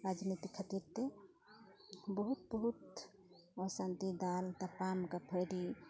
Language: Santali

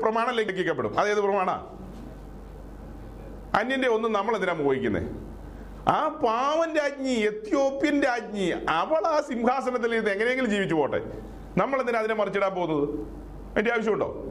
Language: Malayalam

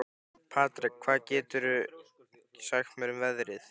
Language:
Icelandic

